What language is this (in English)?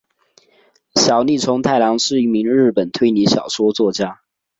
Chinese